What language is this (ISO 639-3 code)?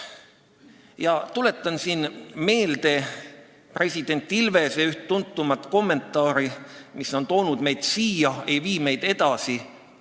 est